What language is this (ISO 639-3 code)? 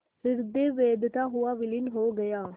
hin